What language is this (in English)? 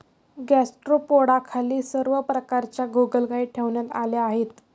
Marathi